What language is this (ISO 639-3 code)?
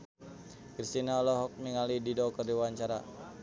sun